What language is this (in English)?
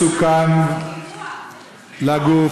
Hebrew